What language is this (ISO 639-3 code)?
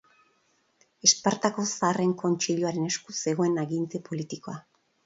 eus